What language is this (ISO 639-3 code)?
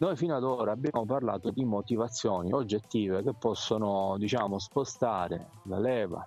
ita